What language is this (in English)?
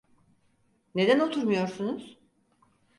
Turkish